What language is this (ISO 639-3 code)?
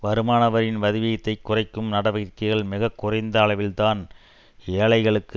tam